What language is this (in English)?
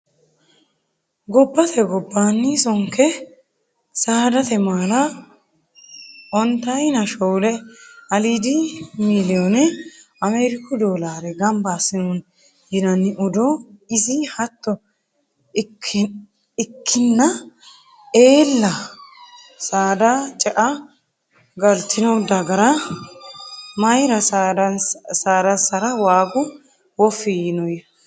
Sidamo